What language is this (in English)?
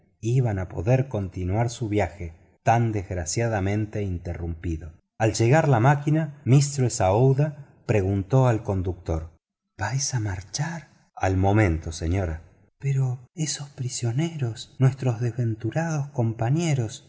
Spanish